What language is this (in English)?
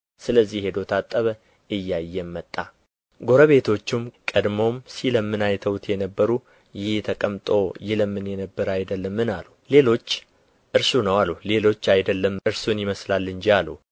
Amharic